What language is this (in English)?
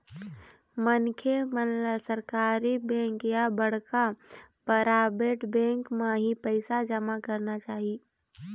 Chhattisgarhi